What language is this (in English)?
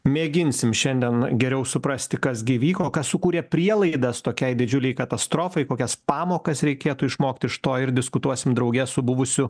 Lithuanian